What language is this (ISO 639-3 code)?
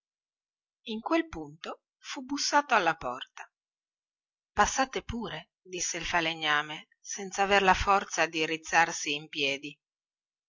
ita